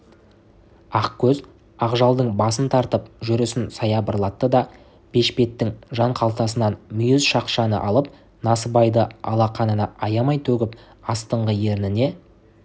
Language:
Kazakh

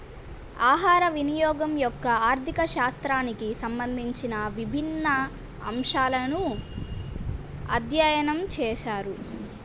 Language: Telugu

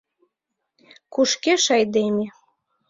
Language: Mari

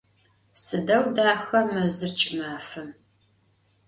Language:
Adyghe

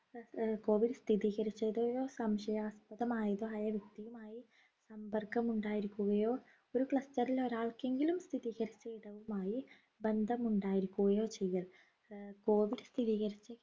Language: Malayalam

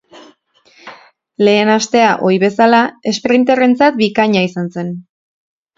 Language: Basque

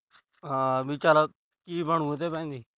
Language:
Punjabi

